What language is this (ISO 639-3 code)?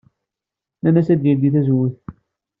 kab